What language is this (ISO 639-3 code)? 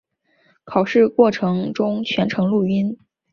zho